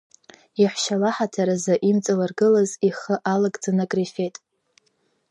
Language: Abkhazian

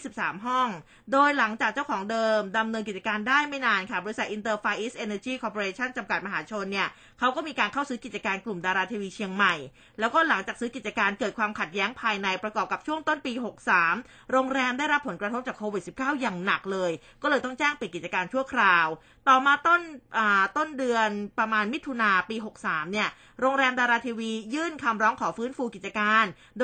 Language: Thai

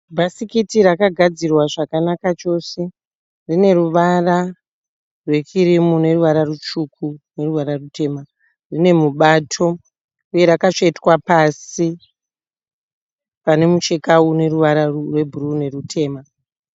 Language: Shona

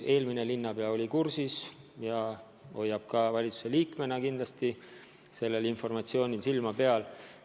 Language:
Estonian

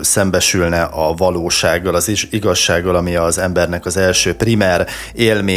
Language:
Hungarian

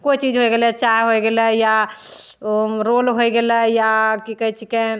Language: Maithili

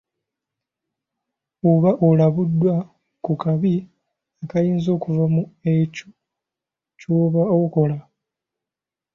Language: Ganda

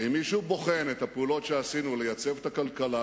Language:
Hebrew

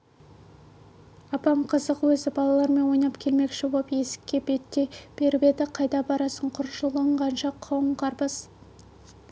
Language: Kazakh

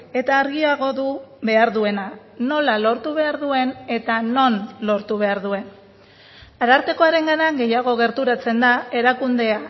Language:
Basque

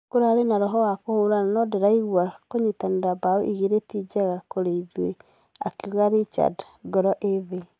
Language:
Kikuyu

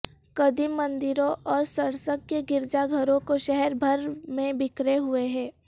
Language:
Urdu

